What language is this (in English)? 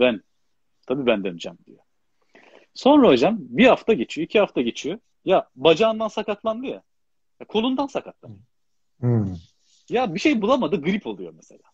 Turkish